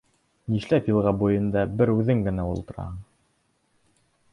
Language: Bashkir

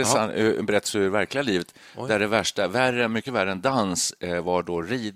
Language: Swedish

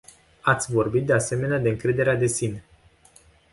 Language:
Romanian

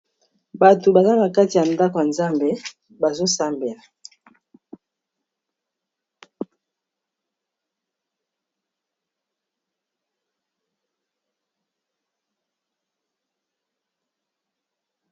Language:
Lingala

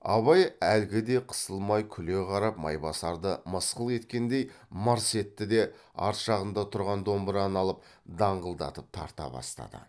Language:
Kazakh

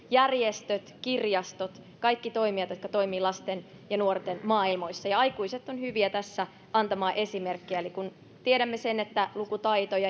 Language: Finnish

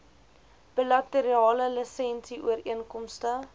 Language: Afrikaans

